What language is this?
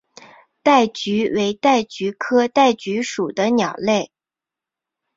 Chinese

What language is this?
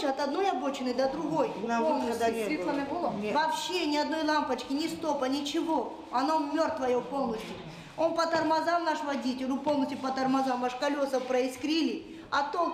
Ukrainian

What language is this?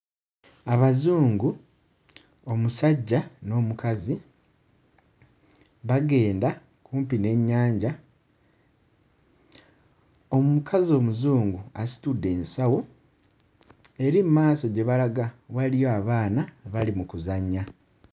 Ganda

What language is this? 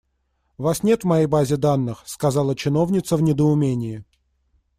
Russian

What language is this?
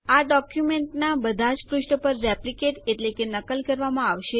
Gujarati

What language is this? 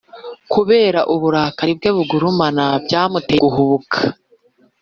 Kinyarwanda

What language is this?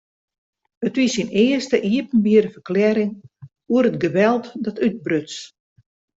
Western Frisian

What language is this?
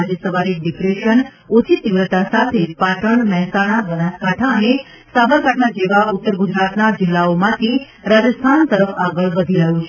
Gujarati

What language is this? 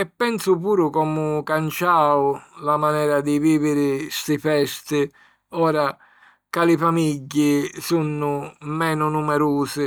Sicilian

